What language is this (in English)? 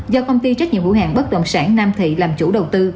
Vietnamese